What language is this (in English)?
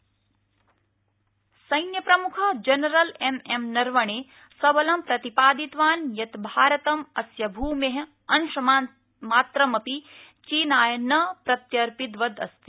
Sanskrit